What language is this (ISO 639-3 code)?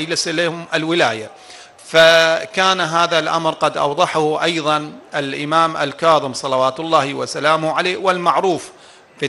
ara